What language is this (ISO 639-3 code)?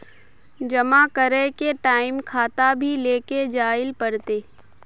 mag